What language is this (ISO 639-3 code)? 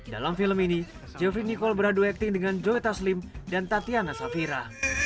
ind